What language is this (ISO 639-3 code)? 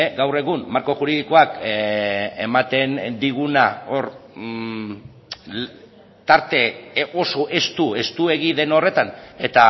eus